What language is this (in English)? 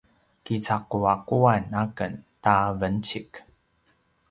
Paiwan